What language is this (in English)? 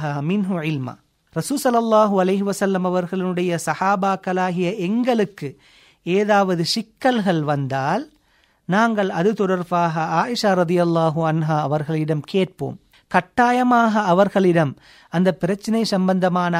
Tamil